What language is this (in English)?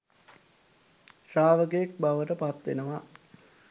Sinhala